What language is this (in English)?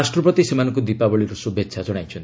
Odia